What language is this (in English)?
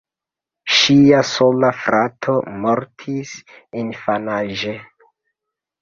Esperanto